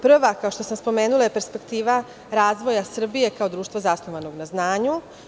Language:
Serbian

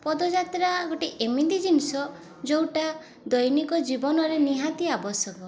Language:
Odia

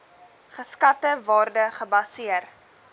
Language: Afrikaans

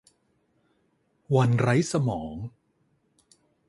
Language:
Thai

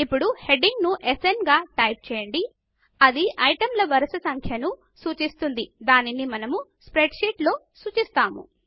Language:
Telugu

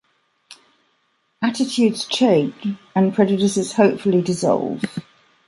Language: English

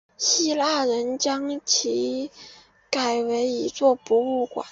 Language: Chinese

